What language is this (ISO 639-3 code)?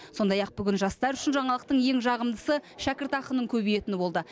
kaz